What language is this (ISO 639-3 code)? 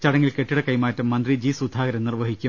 mal